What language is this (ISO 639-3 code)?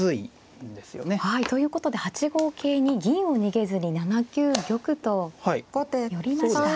jpn